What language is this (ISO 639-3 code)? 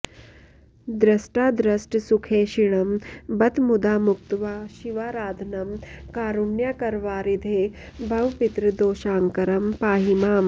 san